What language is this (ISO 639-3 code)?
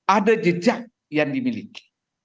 ind